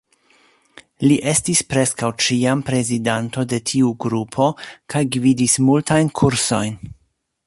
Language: Esperanto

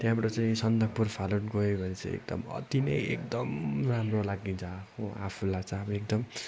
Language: Nepali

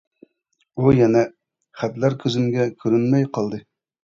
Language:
Uyghur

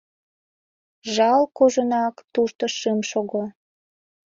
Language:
Mari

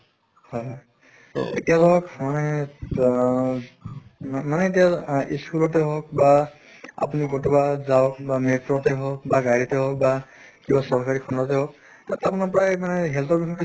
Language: Assamese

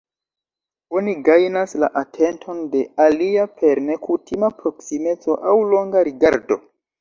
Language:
Esperanto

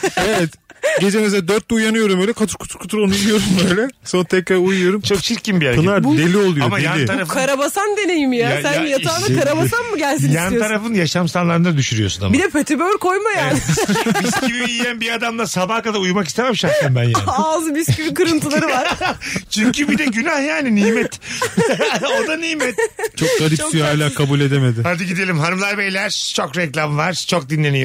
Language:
Turkish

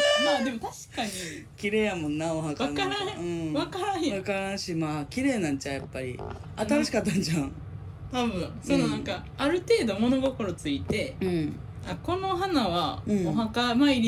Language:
Japanese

